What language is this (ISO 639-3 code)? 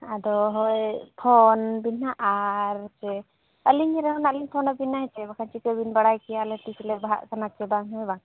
sat